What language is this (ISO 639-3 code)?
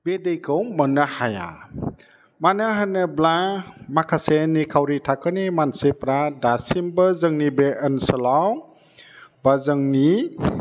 brx